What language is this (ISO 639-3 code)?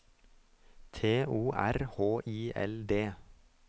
nor